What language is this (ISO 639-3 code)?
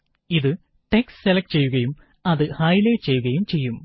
mal